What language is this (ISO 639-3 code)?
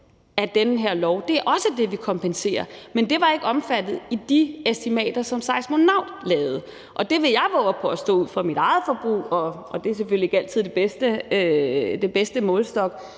dan